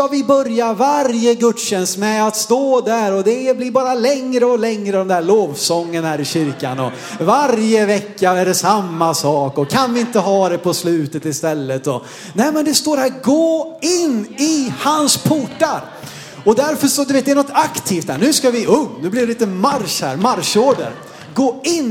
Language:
Swedish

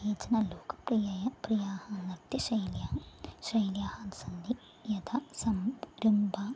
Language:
Sanskrit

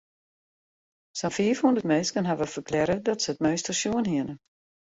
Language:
Western Frisian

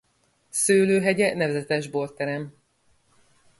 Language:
Hungarian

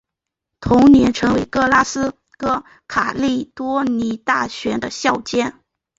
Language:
Chinese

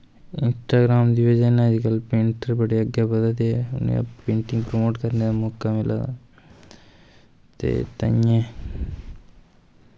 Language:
Dogri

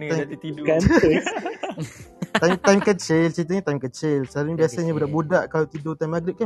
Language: Malay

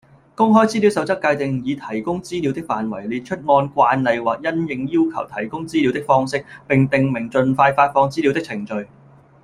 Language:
Cantonese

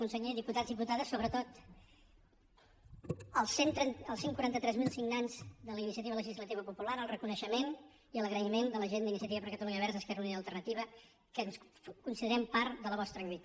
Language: Catalan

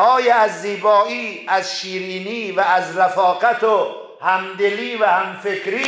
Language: Persian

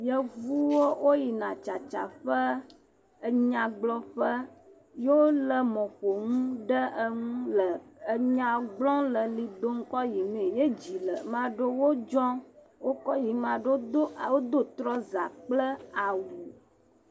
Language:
Ewe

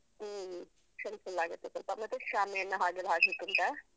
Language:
Kannada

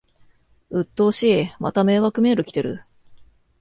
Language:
Japanese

